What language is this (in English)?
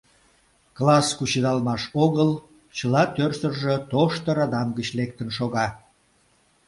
Mari